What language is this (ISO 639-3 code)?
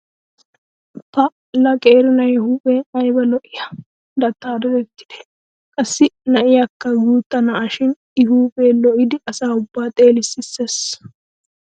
wal